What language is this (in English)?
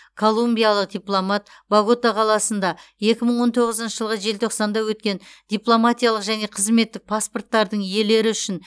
Kazakh